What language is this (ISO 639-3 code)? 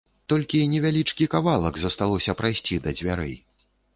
bel